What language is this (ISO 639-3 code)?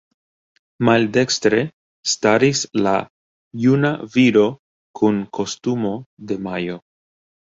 epo